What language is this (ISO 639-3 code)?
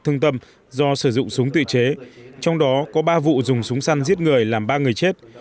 vie